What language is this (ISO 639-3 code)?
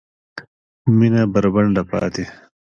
pus